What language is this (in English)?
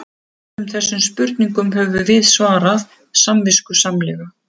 Icelandic